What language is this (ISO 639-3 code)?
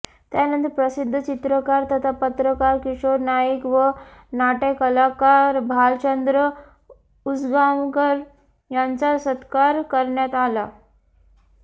mar